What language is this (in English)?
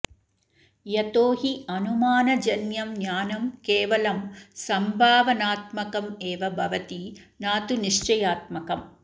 Sanskrit